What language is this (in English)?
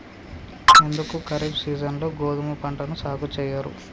Telugu